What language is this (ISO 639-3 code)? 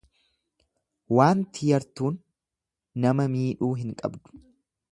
orm